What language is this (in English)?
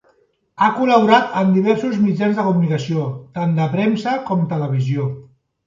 Catalan